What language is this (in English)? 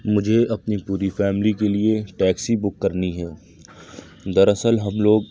Urdu